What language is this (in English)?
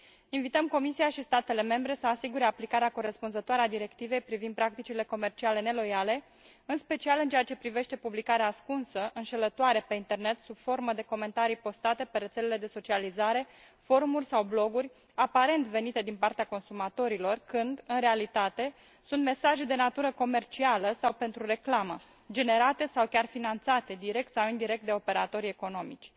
Romanian